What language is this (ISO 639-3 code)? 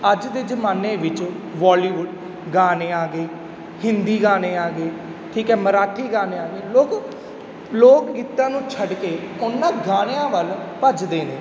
pan